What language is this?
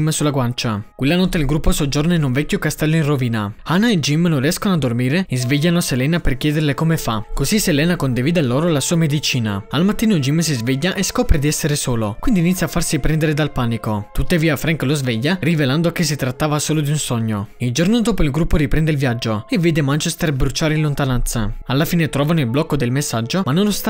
Italian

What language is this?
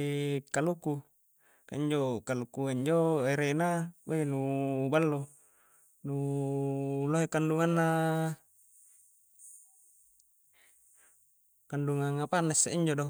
Coastal Konjo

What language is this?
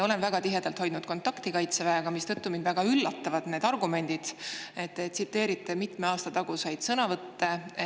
Estonian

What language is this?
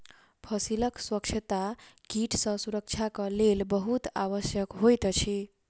Maithili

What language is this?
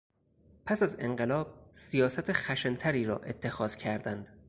Persian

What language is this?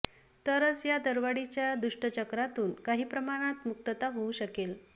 Marathi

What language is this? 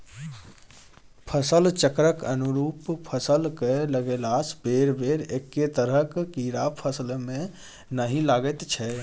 Maithili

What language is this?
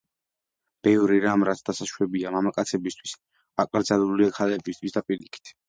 Georgian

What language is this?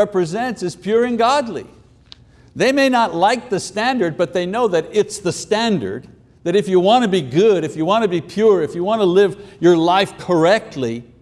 English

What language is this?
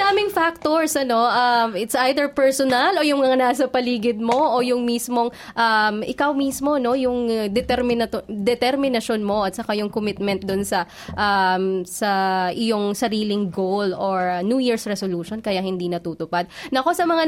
Filipino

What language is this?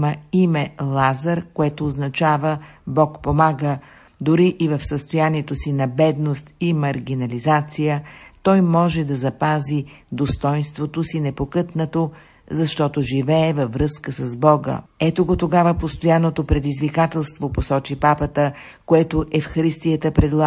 Bulgarian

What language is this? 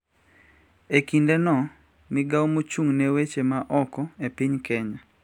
Luo (Kenya and Tanzania)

